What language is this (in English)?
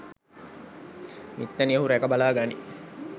Sinhala